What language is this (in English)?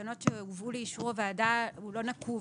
Hebrew